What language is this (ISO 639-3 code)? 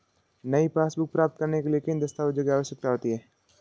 hin